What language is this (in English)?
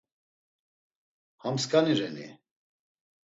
Laz